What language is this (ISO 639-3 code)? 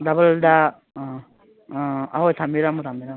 mni